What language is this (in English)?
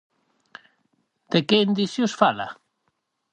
Galician